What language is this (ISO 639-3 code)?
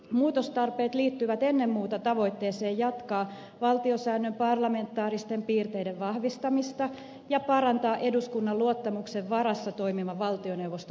fin